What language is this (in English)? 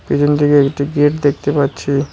Bangla